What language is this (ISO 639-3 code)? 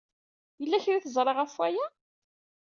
kab